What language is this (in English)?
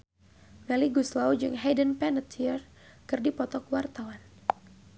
Sundanese